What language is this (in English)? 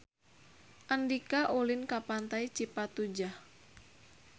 Sundanese